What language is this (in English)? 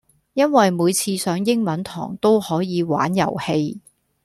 Cantonese